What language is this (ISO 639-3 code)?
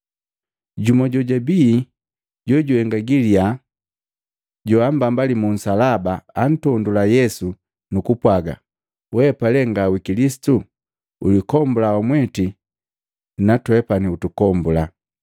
mgv